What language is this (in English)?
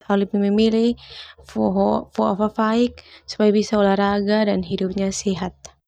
Termanu